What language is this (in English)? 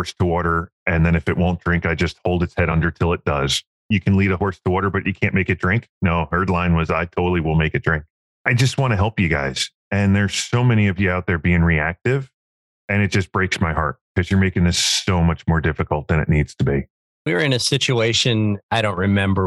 English